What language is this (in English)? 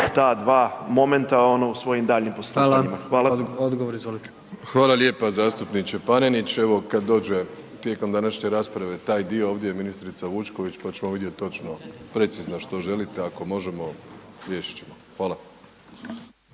Croatian